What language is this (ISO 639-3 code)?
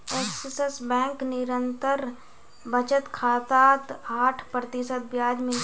mag